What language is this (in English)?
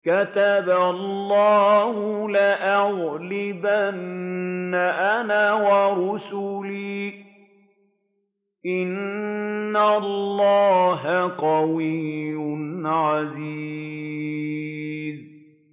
Arabic